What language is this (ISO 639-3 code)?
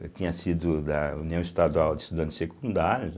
por